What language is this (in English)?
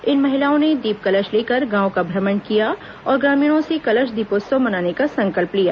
Hindi